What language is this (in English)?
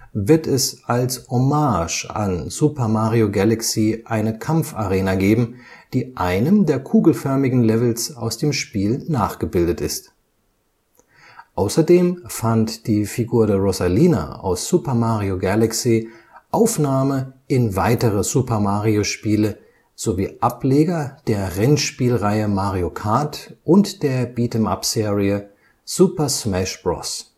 German